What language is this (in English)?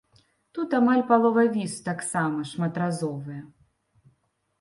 Belarusian